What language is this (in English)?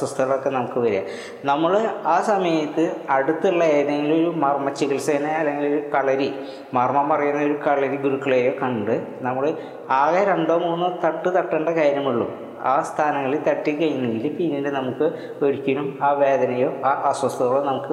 Malayalam